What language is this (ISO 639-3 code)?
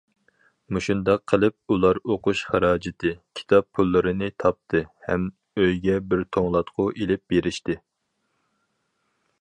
uig